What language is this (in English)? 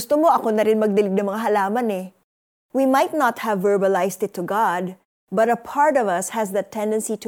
Filipino